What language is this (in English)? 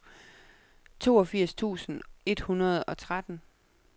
Danish